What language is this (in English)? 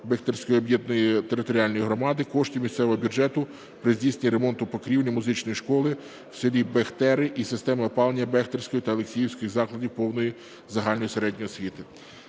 Ukrainian